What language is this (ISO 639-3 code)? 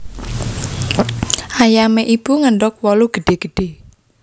jav